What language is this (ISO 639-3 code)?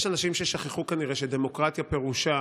heb